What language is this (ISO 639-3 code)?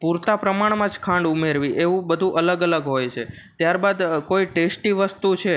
guj